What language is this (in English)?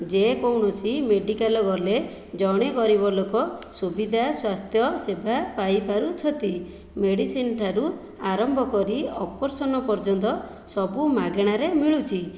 Odia